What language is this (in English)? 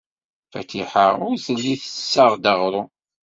Kabyle